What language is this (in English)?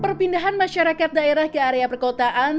Indonesian